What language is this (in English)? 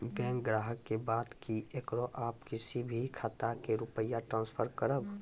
Maithili